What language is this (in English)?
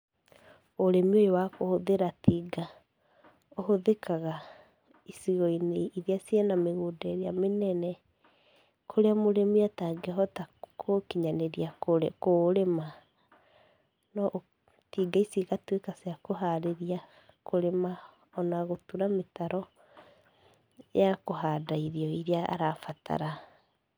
Kikuyu